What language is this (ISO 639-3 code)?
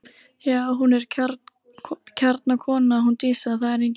isl